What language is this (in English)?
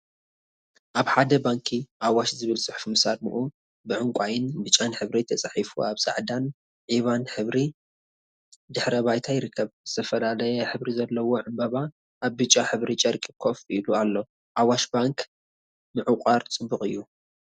Tigrinya